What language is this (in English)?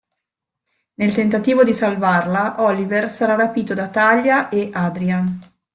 Italian